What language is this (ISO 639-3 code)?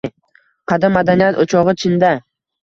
uzb